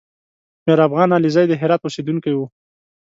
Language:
Pashto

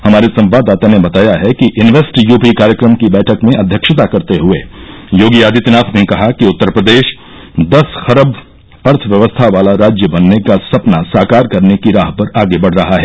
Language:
Hindi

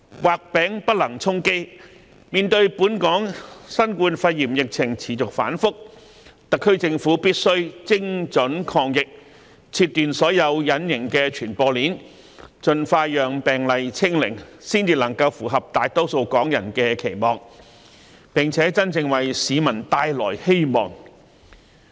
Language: Cantonese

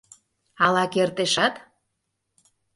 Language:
Mari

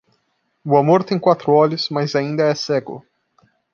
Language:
Portuguese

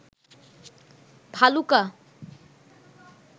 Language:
Bangla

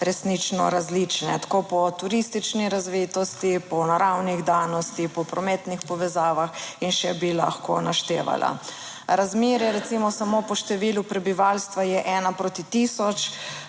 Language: Slovenian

